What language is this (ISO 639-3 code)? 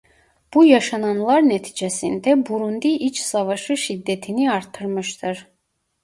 tur